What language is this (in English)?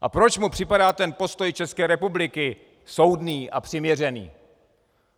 Czech